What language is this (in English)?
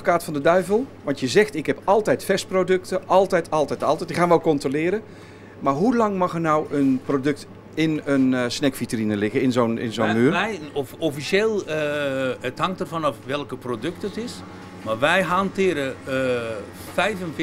Dutch